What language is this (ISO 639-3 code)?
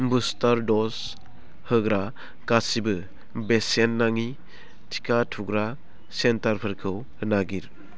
brx